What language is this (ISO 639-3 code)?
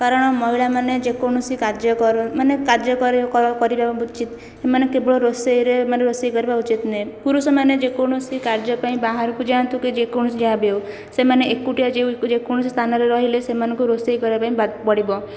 ori